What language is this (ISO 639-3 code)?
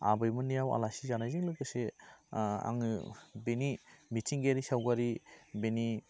brx